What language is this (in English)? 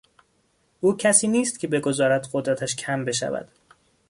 Persian